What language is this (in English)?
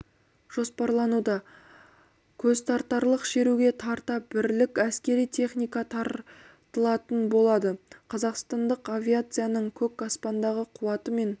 Kazakh